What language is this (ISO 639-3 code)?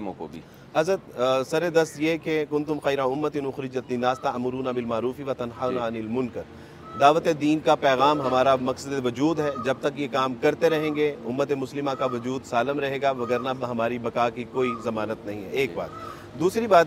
urd